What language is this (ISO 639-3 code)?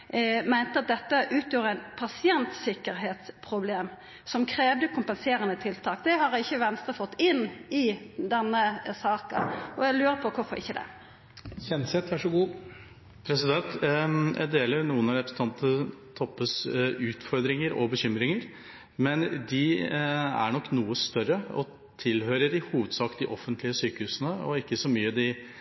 nor